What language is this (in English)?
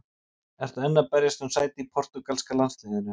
Icelandic